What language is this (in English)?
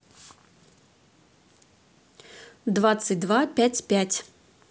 Russian